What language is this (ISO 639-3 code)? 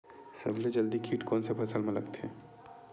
hne